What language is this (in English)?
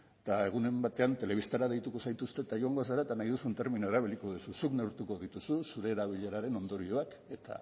Basque